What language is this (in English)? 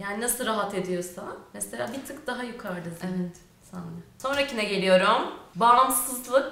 Turkish